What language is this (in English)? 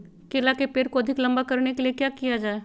Magahi